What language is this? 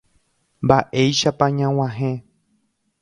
Guarani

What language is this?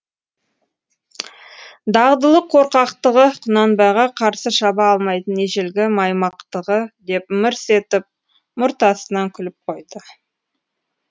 Kazakh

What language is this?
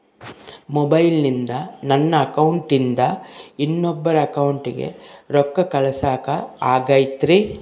Kannada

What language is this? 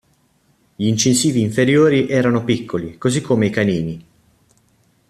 Italian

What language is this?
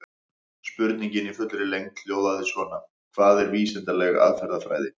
Icelandic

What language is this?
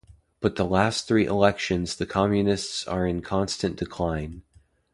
English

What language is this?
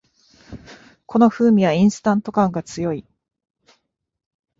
Japanese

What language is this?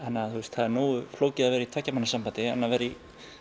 Icelandic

